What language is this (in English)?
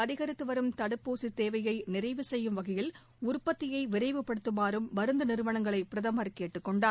Tamil